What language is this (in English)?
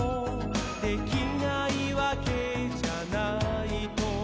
Japanese